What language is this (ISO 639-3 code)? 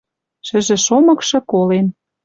mrj